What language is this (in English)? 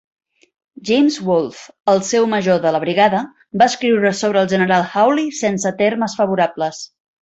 Catalan